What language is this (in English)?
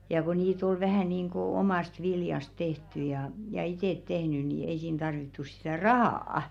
Finnish